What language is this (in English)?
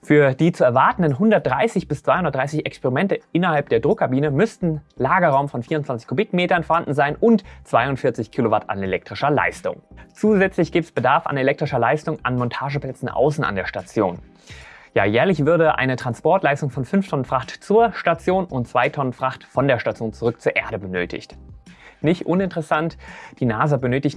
German